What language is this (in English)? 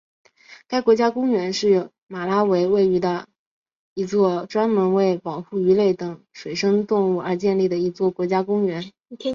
Chinese